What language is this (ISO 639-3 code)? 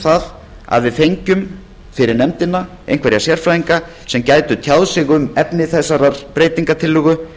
isl